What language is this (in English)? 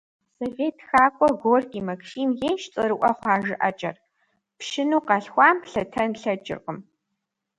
Kabardian